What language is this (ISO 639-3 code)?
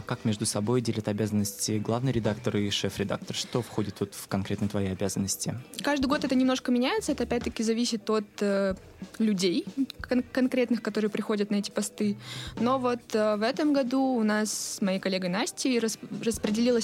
rus